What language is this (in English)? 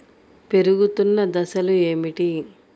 Telugu